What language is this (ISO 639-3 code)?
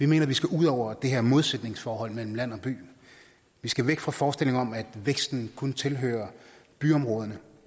dan